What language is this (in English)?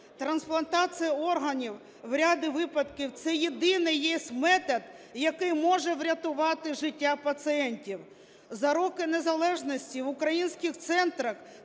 Ukrainian